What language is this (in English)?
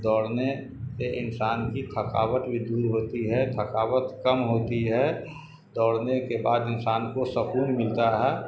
Urdu